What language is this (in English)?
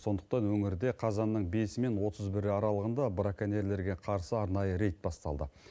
Kazakh